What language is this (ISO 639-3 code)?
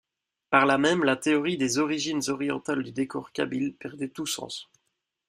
fra